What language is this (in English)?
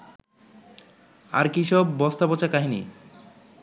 Bangla